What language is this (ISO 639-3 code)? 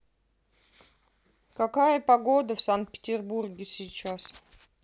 rus